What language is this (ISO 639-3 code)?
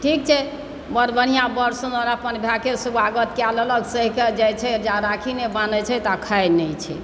mai